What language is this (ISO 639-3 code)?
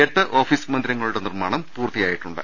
mal